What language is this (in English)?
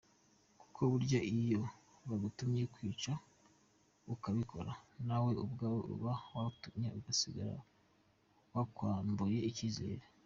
Kinyarwanda